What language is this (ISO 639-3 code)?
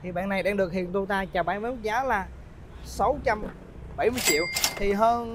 vie